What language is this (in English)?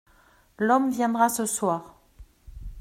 French